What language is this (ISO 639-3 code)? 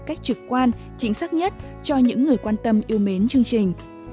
vie